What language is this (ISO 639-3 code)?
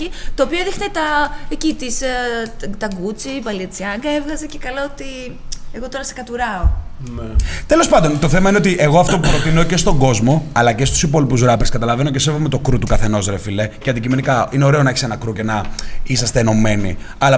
ell